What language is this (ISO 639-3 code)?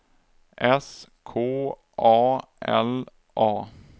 swe